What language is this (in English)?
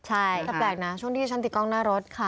Thai